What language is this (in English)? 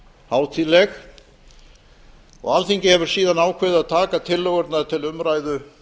Icelandic